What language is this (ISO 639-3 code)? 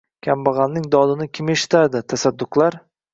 uzb